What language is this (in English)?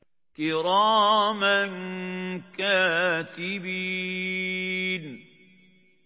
Arabic